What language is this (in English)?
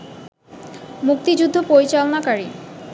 Bangla